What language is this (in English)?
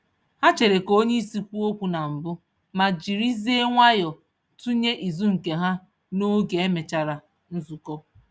Igbo